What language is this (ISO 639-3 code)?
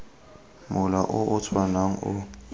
tsn